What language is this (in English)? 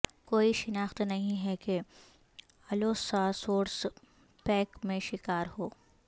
Urdu